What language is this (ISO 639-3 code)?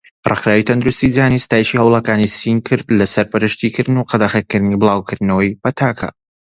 ckb